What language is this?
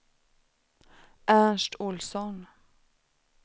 Swedish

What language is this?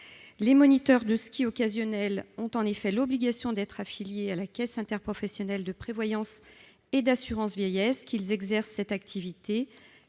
French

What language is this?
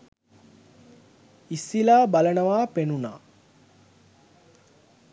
Sinhala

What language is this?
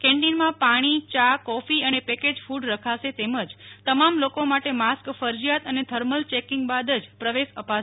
Gujarati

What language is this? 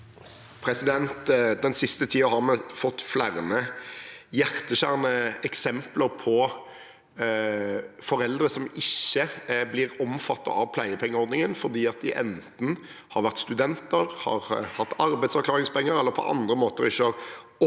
Norwegian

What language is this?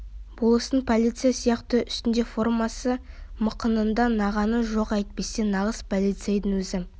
Kazakh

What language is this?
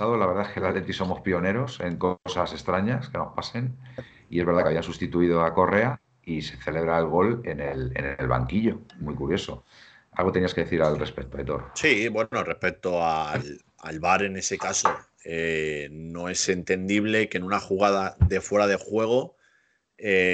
Spanish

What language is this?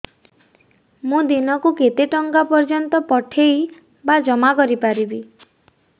Odia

